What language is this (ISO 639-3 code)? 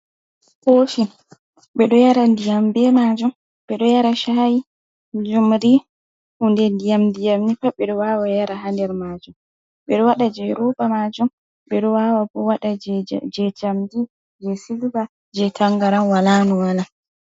ful